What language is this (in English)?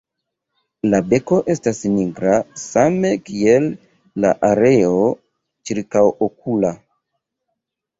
Esperanto